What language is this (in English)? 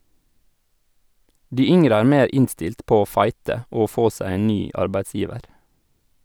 Norwegian